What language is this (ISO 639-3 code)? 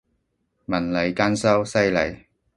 yue